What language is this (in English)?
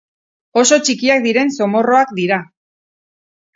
Basque